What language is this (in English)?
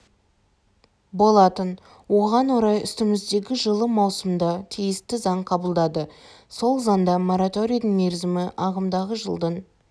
Kazakh